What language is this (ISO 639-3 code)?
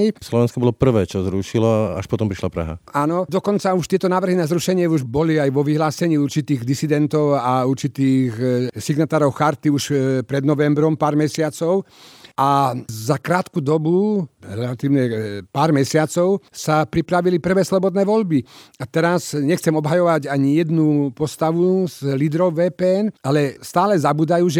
slk